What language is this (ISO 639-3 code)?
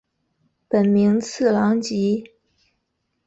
zho